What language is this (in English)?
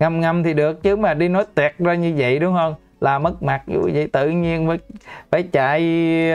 Vietnamese